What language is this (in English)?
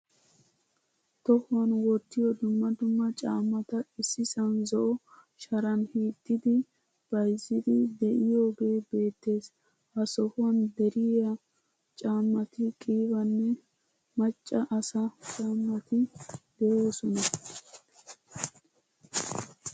Wolaytta